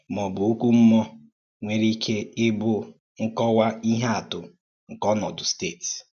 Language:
Igbo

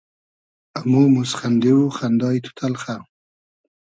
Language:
Hazaragi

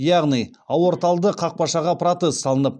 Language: Kazakh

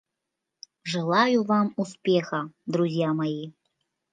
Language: Mari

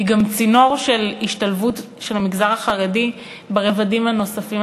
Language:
Hebrew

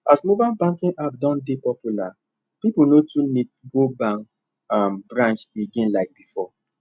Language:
Nigerian Pidgin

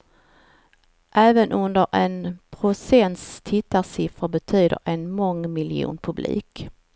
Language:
Swedish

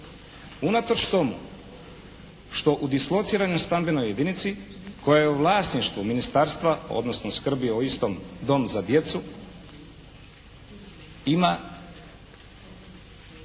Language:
Croatian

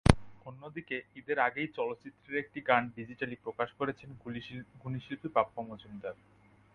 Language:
Bangla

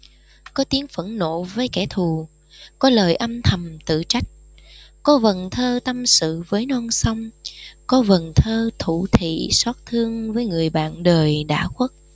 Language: Vietnamese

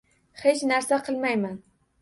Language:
Uzbek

